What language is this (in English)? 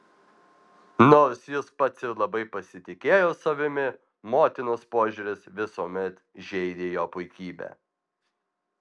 Lithuanian